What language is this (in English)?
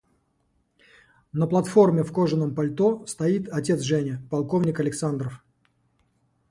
Russian